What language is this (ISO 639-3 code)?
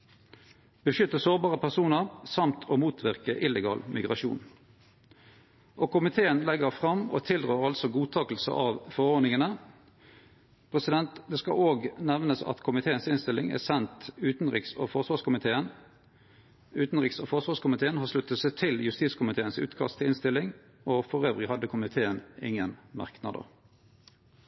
nno